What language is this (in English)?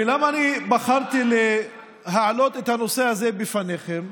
Hebrew